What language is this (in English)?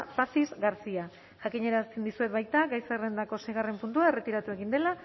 Basque